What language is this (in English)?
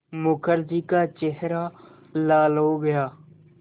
Hindi